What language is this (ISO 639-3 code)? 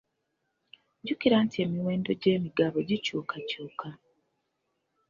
lug